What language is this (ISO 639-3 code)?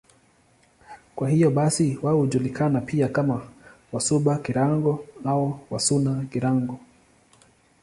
swa